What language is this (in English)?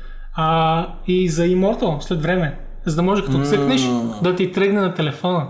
Bulgarian